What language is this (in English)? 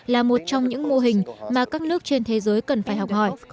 Vietnamese